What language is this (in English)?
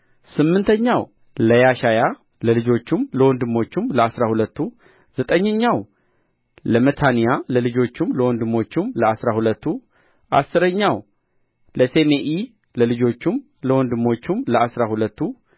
Amharic